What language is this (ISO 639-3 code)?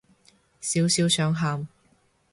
yue